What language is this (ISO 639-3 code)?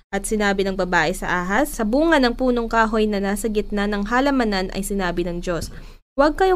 fil